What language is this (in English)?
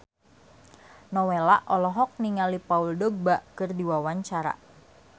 Sundanese